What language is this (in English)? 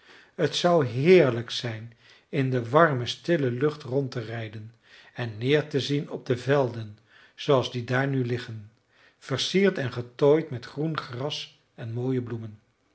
Dutch